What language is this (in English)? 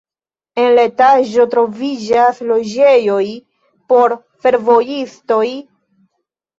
Esperanto